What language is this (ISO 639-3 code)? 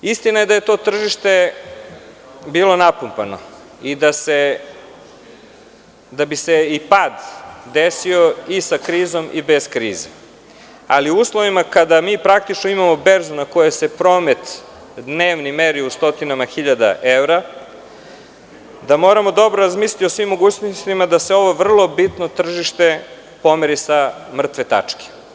srp